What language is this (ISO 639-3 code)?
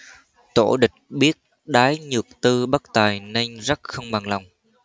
vie